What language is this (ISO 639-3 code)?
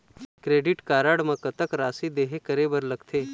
hne